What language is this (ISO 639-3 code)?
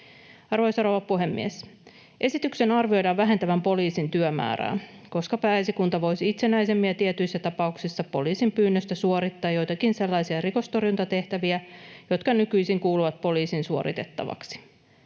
fin